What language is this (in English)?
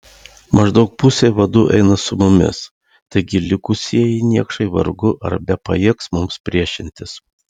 Lithuanian